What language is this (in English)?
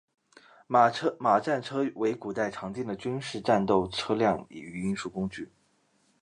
Chinese